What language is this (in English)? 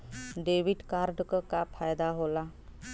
Bhojpuri